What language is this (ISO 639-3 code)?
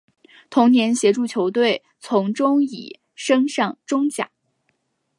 zho